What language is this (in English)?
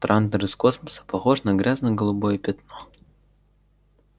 Russian